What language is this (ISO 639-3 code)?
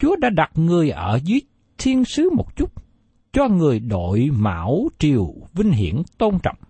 vie